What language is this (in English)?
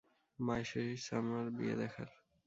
Bangla